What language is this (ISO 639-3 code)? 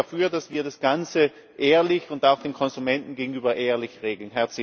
deu